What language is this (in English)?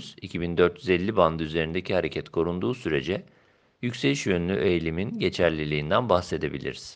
Turkish